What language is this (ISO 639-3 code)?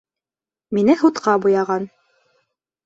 bak